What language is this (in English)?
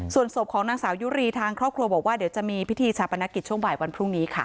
Thai